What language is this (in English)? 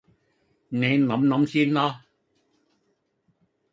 Cantonese